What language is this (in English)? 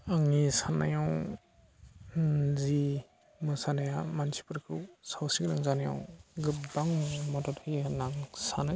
Bodo